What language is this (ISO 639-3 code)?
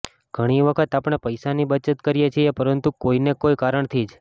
guj